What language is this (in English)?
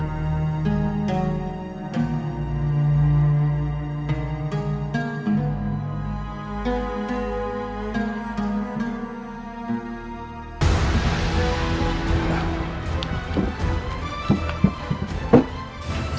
Indonesian